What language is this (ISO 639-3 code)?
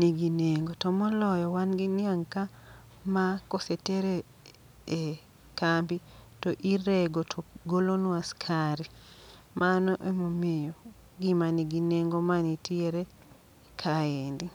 luo